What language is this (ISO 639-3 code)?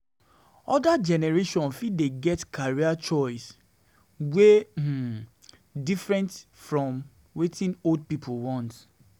pcm